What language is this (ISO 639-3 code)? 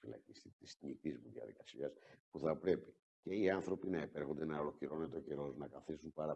ell